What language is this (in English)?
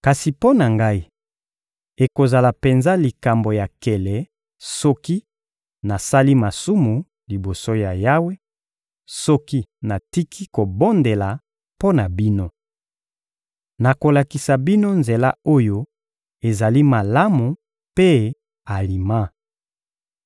Lingala